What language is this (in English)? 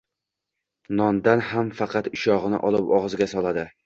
Uzbek